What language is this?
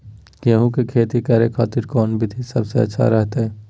Magahi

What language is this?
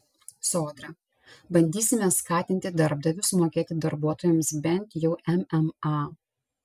Lithuanian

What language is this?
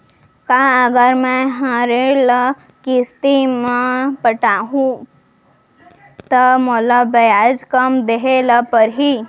Chhattisgarhi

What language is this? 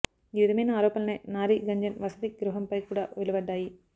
Telugu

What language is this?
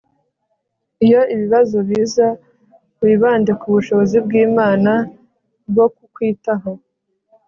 Kinyarwanda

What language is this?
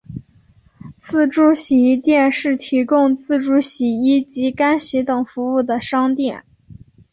Chinese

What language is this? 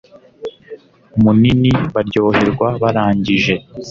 Kinyarwanda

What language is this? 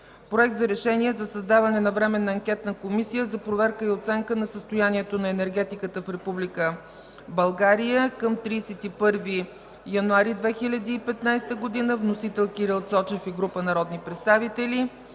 Bulgarian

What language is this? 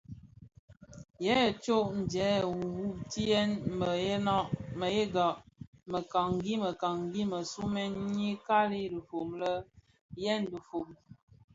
Bafia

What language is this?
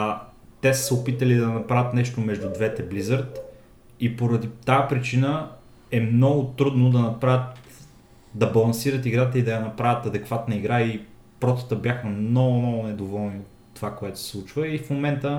Bulgarian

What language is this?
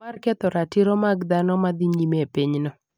Luo (Kenya and Tanzania)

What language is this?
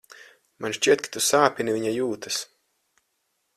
Latvian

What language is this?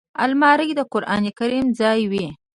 Pashto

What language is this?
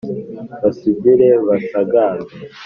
Kinyarwanda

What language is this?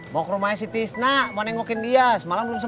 Indonesian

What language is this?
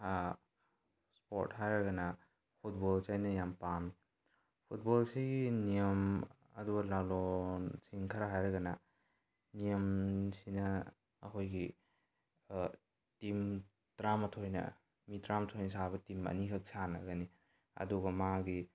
Manipuri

